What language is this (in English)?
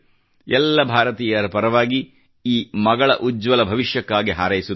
Kannada